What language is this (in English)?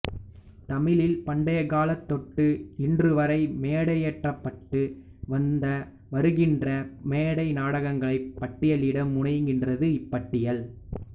Tamil